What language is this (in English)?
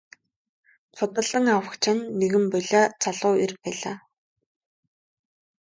Mongolian